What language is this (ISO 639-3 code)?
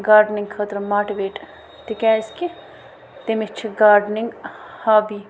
kas